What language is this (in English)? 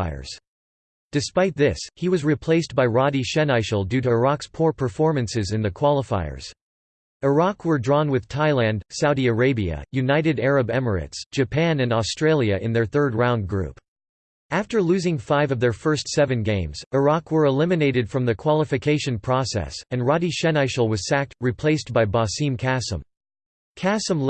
English